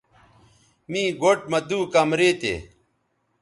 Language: Bateri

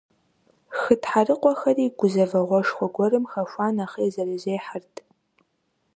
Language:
Kabardian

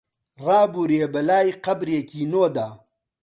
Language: Central Kurdish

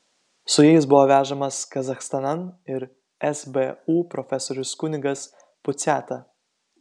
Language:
Lithuanian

